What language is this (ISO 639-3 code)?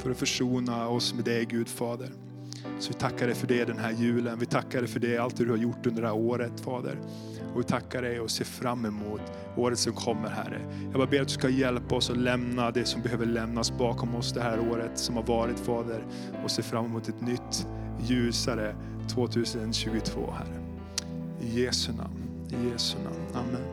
swe